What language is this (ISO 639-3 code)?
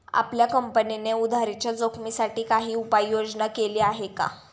mar